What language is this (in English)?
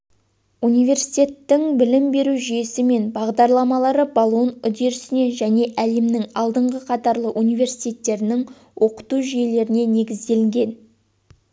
Kazakh